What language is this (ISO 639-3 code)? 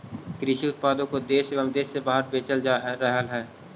mag